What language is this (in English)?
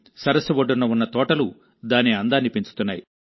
Telugu